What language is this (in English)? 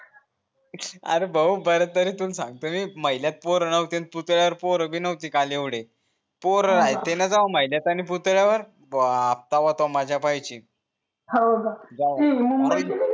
Marathi